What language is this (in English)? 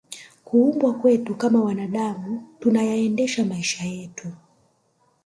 Swahili